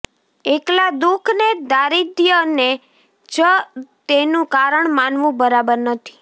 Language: Gujarati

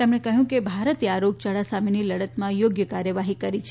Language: Gujarati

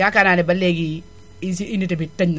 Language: Wolof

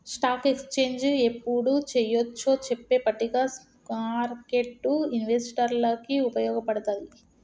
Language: Telugu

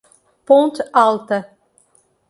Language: Portuguese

